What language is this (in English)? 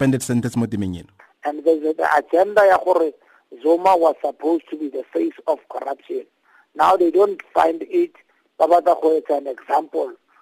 English